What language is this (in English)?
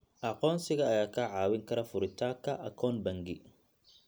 Somali